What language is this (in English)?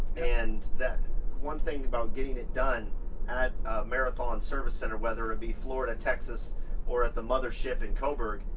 English